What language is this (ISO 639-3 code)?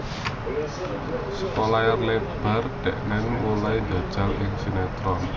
jav